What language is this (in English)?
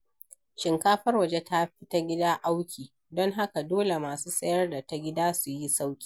Hausa